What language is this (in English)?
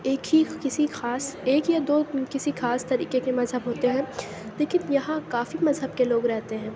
Urdu